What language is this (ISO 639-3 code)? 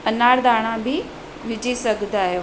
snd